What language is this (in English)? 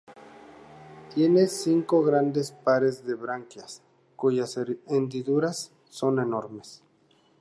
Spanish